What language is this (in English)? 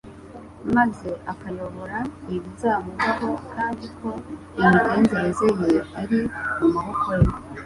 Kinyarwanda